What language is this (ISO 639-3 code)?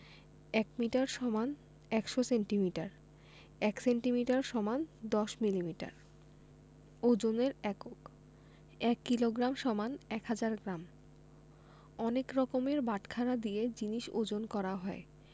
ben